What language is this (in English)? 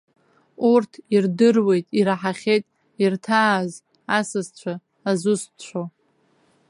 Abkhazian